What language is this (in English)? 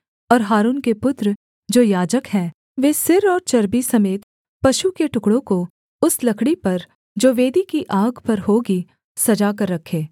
Hindi